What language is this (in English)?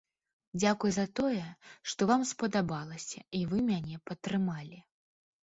Belarusian